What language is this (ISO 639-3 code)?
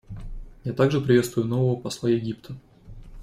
rus